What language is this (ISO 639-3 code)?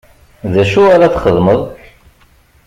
kab